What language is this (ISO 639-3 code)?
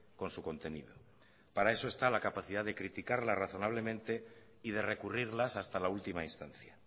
spa